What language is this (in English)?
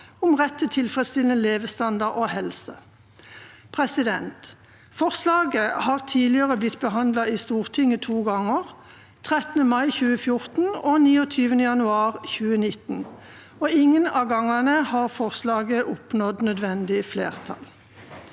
Norwegian